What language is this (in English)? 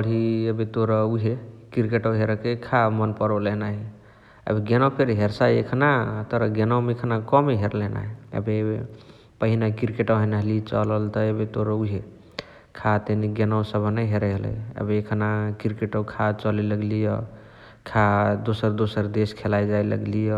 Chitwania Tharu